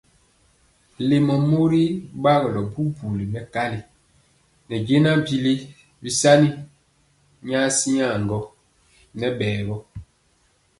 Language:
Mpiemo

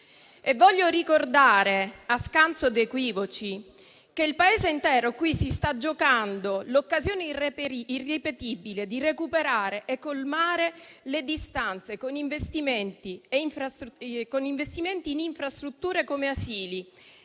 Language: Italian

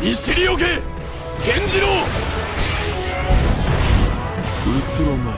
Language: Japanese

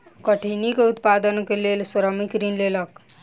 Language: Maithili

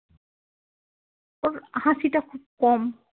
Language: Bangla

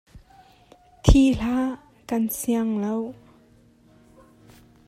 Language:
Hakha Chin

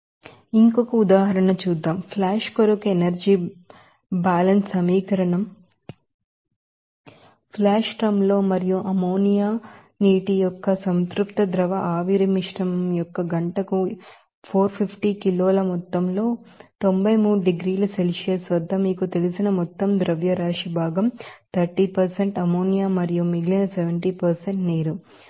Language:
Telugu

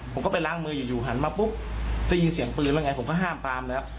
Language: Thai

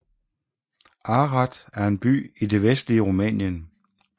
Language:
Danish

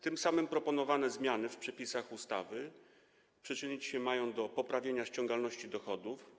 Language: Polish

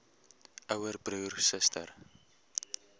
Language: Afrikaans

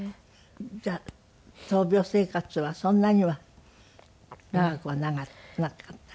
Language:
Japanese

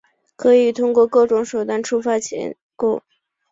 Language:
Chinese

